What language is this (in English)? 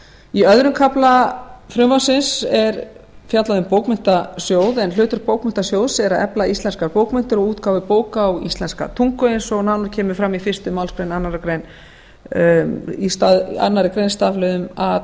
Icelandic